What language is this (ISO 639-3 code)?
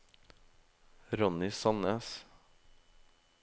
nor